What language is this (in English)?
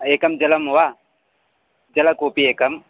Sanskrit